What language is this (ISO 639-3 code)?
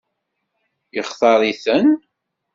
kab